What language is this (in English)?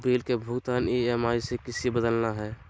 Magahi